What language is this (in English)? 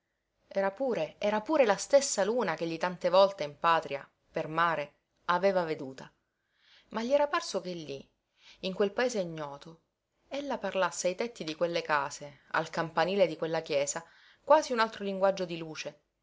Italian